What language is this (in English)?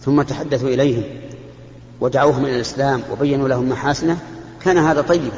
Arabic